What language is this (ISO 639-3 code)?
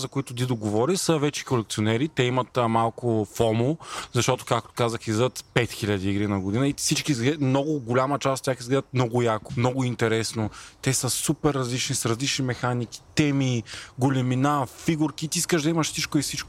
bul